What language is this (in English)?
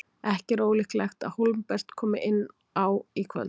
Icelandic